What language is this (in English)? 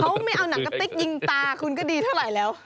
Thai